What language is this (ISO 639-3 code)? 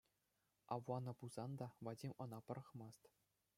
chv